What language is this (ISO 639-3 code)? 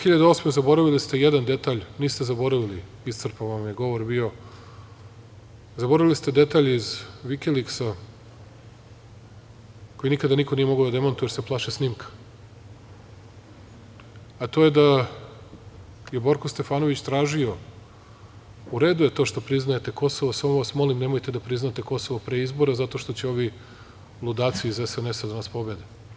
srp